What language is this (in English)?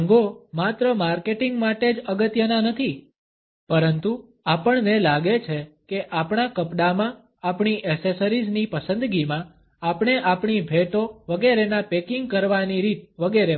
Gujarati